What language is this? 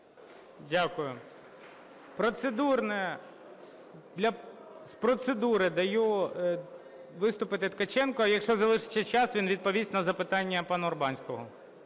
Ukrainian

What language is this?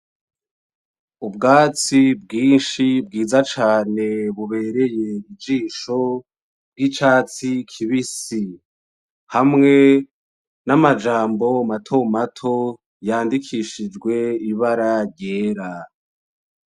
Rundi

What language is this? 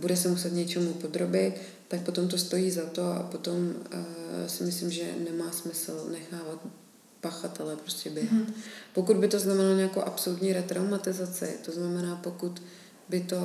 Czech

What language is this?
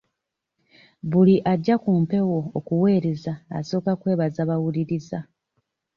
Ganda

